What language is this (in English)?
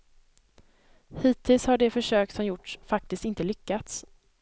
Swedish